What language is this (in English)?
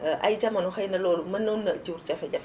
Wolof